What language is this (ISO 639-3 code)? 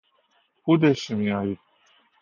fas